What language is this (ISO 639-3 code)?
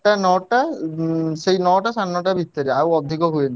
ori